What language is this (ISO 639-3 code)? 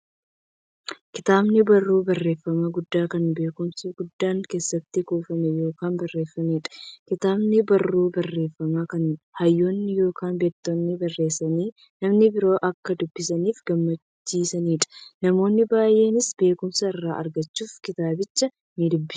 orm